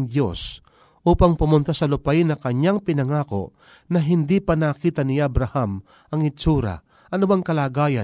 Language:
Filipino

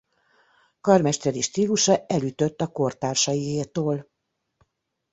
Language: Hungarian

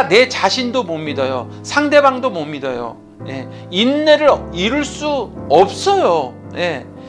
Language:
Korean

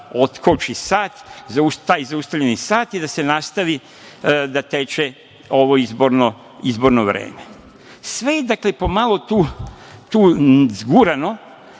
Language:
Serbian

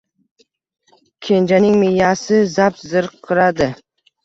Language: Uzbek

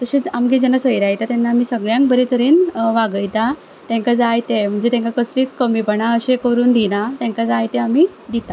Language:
Konkani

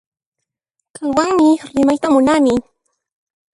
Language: Puno Quechua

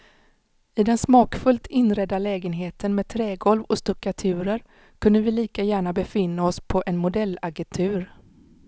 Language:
Swedish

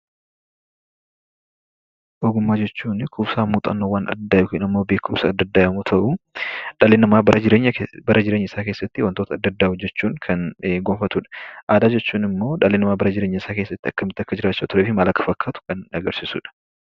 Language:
Oromo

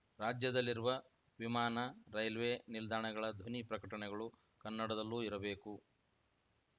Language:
Kannada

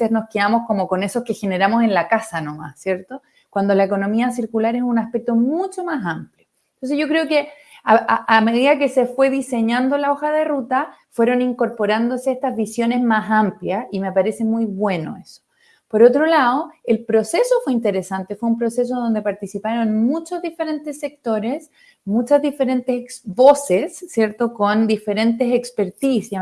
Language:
Spanish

